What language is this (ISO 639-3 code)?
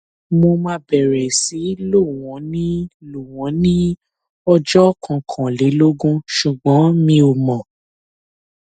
yor